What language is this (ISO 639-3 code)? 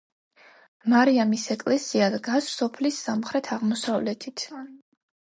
kat